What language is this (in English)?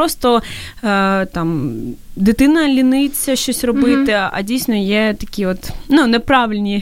Ukrainian